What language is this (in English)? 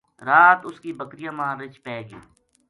Gujari